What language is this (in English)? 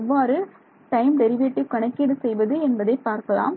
Tamil